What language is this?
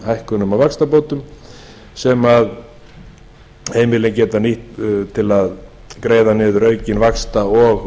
Icelandic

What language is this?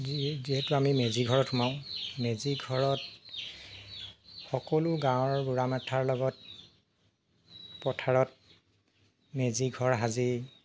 Assamese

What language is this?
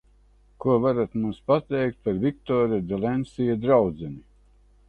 Latvian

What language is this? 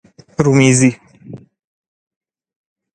Persian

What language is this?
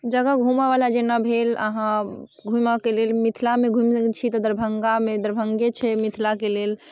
Maithili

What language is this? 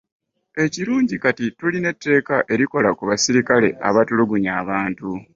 Ganda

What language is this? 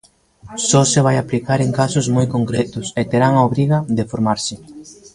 Galician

